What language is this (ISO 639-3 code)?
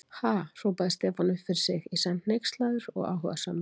isl